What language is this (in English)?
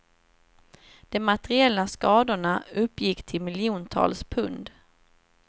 Swedish